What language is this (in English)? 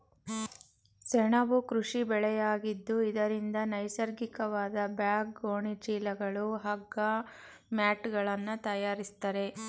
Kannada